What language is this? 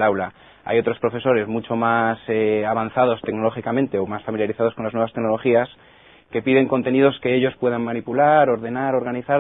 Spanish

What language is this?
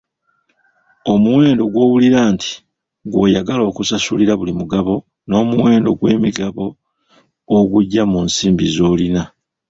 Ganda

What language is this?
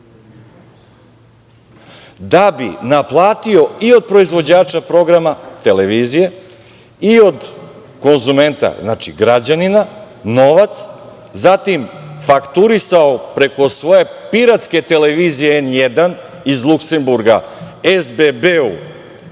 Serbian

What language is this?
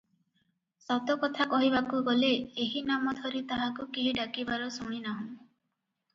Odia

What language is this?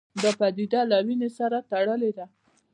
Pashto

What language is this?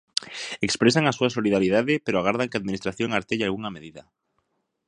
Galician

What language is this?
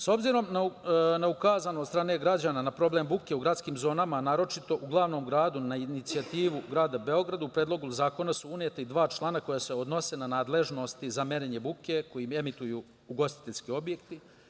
Serbian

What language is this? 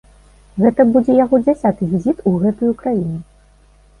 Belarusian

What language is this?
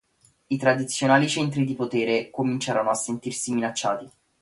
Italian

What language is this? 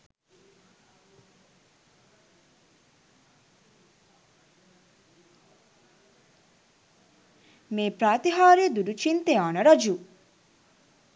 Sinhala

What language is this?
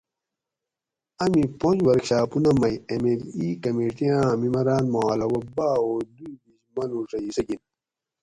Gawri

